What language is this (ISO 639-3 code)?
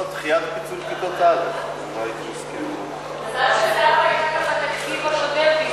heb